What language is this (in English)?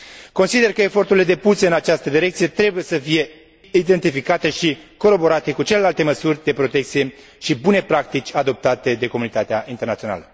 Romanian